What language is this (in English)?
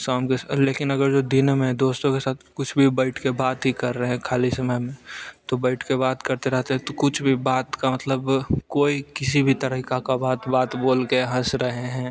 Hindi